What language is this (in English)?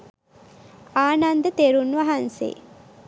Sinhala